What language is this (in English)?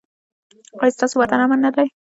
Pashto